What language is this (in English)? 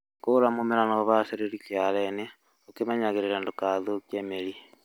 Kikuyu